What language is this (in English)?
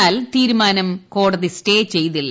Malayalam